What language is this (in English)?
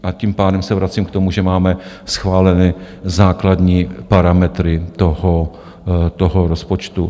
Czech